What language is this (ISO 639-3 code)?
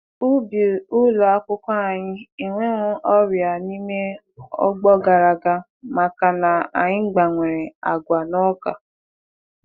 ibo